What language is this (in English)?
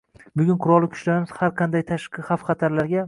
Uzbek